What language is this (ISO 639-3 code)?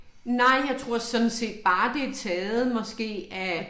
dan